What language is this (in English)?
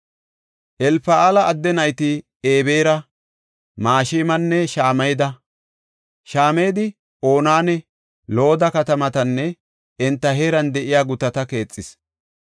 Gofa